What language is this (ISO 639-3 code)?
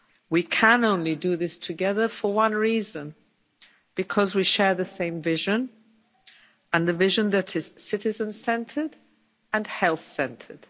eng